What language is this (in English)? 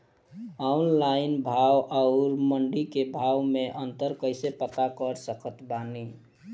Bhojpuri